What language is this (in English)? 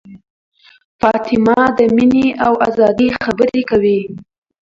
Pashto